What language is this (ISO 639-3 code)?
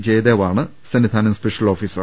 mal